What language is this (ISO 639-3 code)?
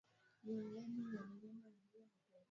swa